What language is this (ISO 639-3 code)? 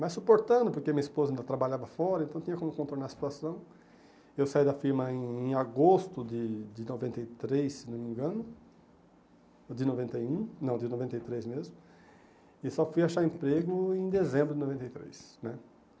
por